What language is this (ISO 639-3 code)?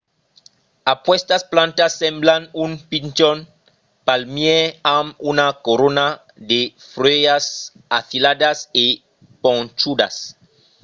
oci